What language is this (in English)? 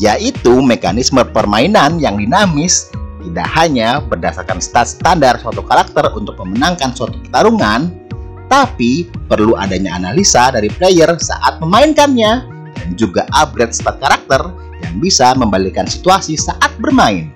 Indonesian